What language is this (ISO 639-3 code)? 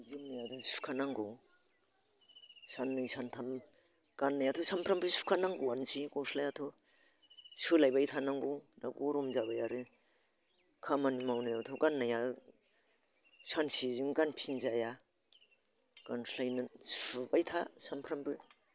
brx